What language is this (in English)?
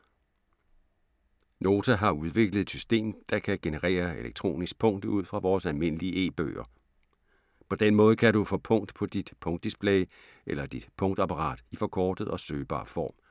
Danish